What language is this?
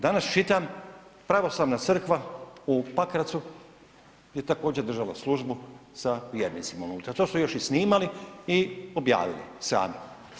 Croatian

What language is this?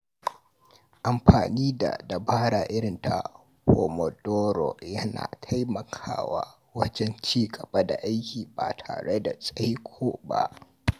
Hausa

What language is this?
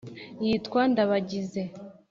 Kinyarwanda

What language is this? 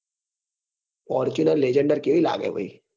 Gujarati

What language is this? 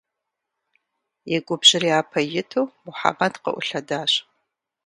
Kabardian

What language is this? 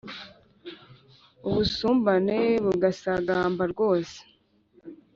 Kinyarwanda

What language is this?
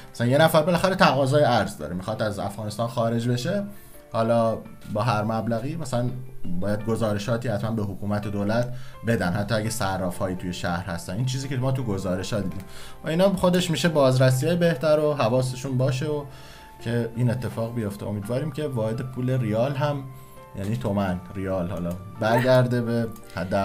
Persian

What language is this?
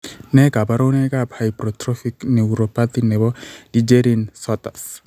Kalenjin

